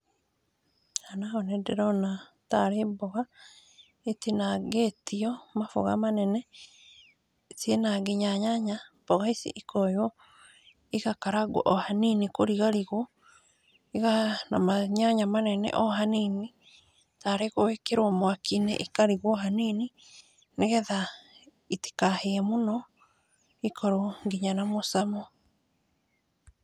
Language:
Kikuyu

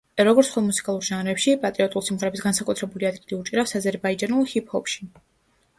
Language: Georgian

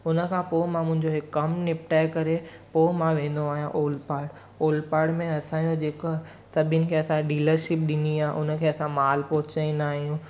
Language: Sindhi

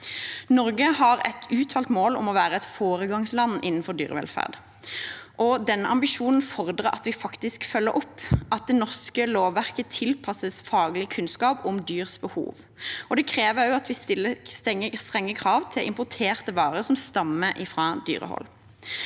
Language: Norwegian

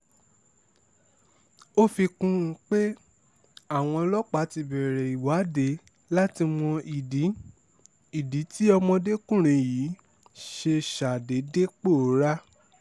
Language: Yoruba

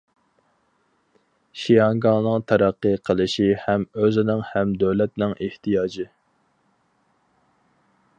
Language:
Uyghur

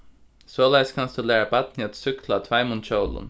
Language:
Faroese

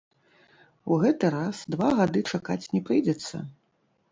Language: Belarusian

